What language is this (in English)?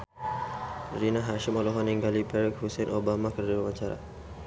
Sundanese